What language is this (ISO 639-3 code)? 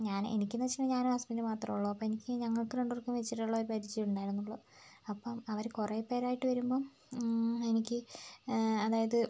mal